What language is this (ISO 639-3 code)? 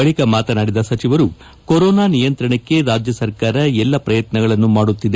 kan